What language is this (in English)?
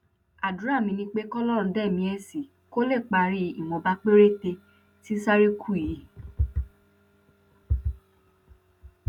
Yoruba